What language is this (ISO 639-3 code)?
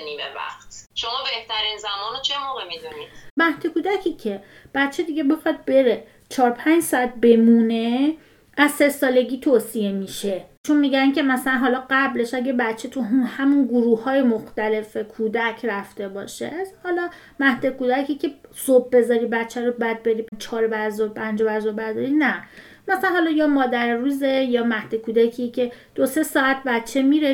fas